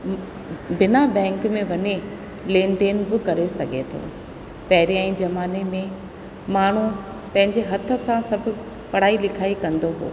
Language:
Sindhi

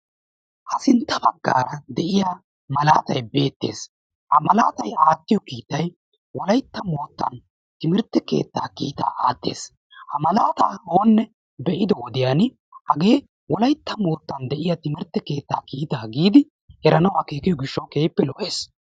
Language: Wolaytta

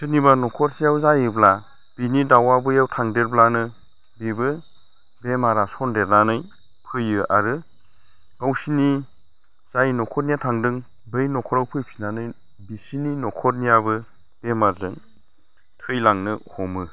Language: Bodo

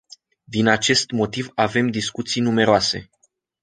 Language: Romanian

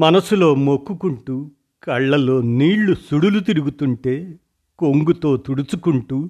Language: Telugu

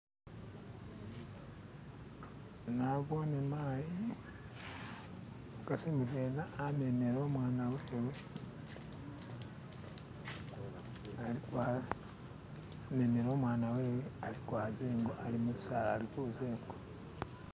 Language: Masaaba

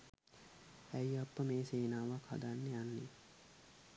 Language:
Sinhala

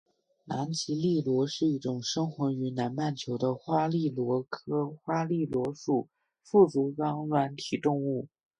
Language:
Chinese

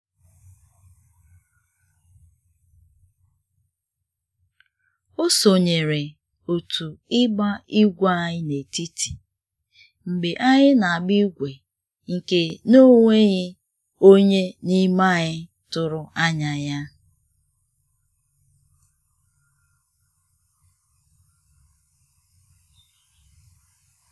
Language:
Igbo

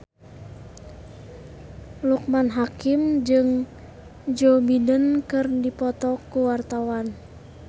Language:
Sundanese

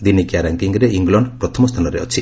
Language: Odia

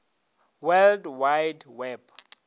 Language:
Northern Sotho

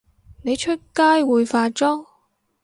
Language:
Cantonese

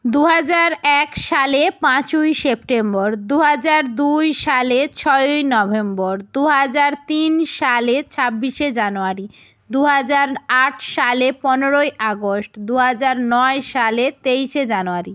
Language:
Bangla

